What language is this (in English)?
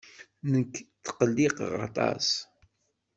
Kabyle